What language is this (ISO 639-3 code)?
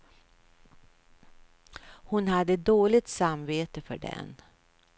swe